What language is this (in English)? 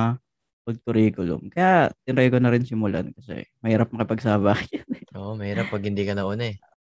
Filipino